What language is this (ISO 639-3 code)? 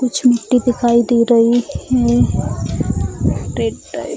hin